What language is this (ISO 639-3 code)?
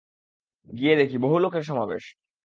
ben